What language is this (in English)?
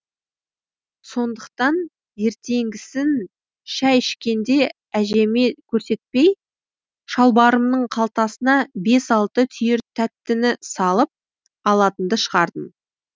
Kazakh